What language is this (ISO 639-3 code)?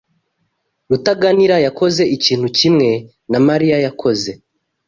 kin